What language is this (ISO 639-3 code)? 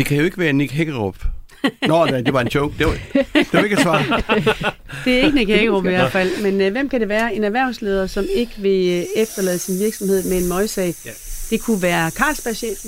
dan